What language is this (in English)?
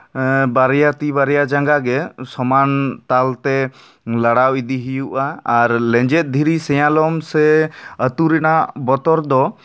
Santali